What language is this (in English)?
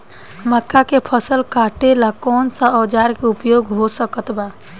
Bhojpuri